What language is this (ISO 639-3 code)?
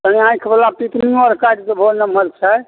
mai